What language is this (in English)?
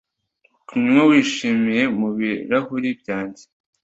Kinyarwanda